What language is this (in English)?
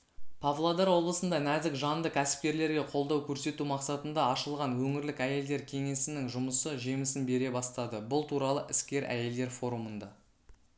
Kazakh